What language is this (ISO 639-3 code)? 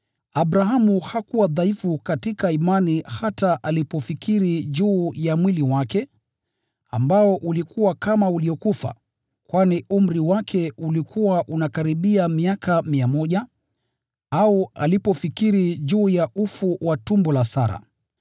swa